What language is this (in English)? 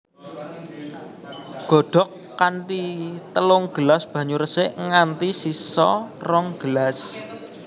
Javanese